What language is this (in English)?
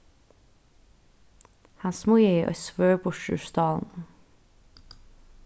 Faroese